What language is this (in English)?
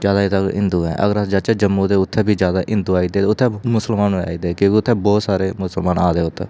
Dogri